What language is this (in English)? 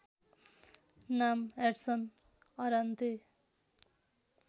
Nepali